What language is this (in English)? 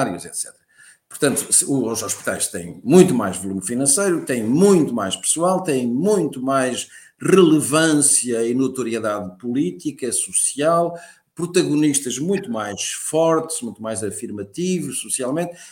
Portuguese